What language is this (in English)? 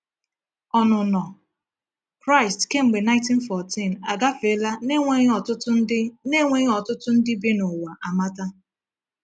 Igbo